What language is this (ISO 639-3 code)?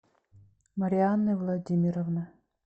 rus